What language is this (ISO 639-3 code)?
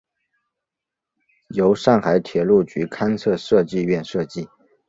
zho